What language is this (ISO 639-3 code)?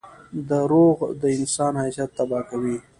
pus